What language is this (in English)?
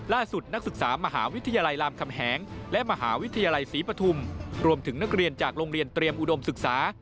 Thai